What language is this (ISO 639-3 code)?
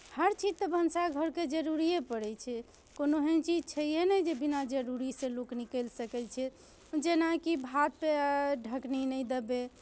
mai